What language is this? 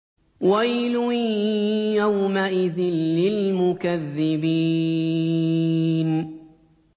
Arabic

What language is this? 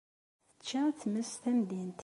Kabyle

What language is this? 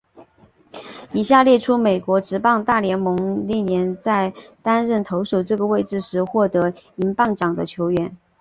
Chinese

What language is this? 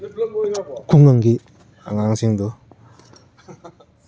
Manipuri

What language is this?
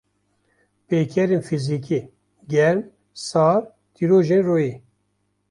Kurdish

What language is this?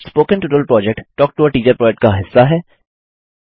Hindi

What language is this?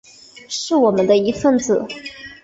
Chinese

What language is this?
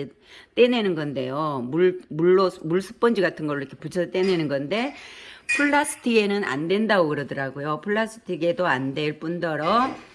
Korean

